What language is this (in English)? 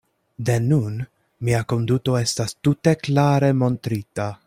Esperanto